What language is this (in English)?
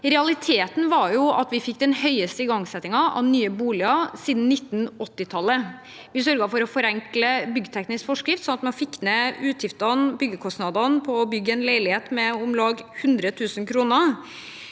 Norwegian